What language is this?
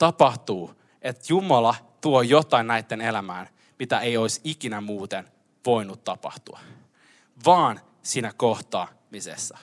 Finnish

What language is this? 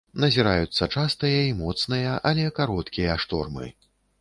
Belarusian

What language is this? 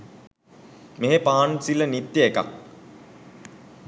Sinhala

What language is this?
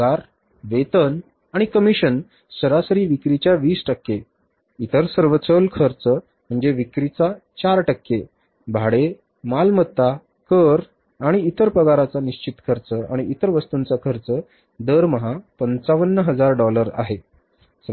Marathi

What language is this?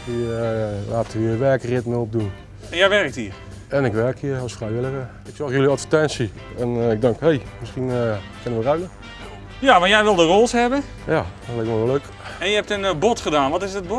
Dutch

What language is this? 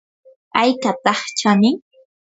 Yanahuanca Pasco Quechua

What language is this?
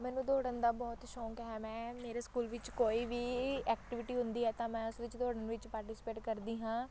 Punjabi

